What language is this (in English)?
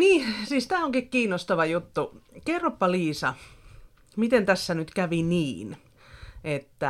Finnish